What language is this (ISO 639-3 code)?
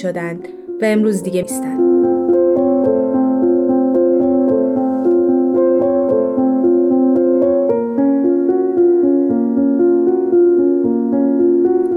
fas